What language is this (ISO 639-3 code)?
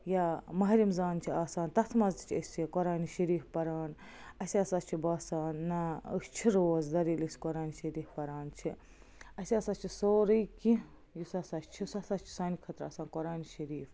kas